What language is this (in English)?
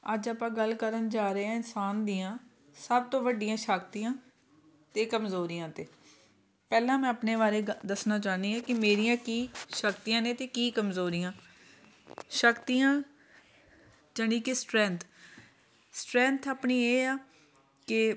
Punjabi